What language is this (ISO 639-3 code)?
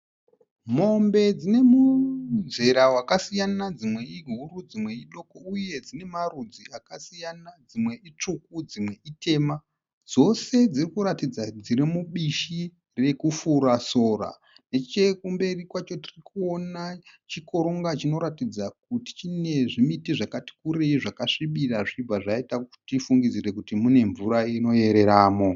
sna